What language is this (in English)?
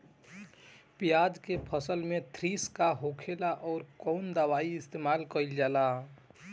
Bhojpuri